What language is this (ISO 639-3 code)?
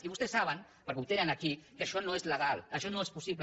cat